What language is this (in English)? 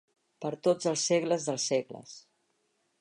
Catalan